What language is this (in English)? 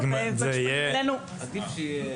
Hebrew